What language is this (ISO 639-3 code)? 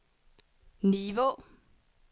dan